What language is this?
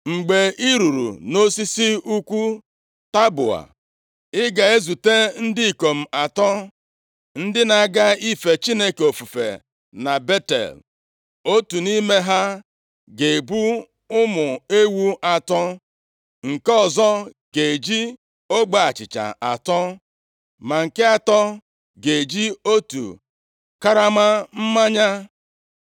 Igbo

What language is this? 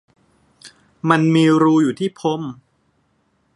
Thai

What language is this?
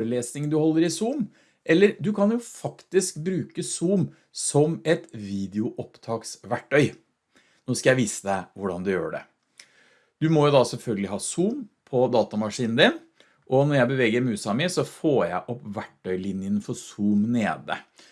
Norwegian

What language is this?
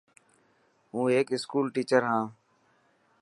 Dhatki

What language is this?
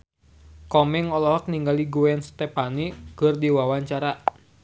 Sundanese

